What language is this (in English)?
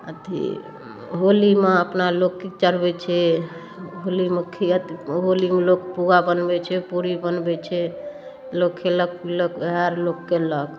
Maithili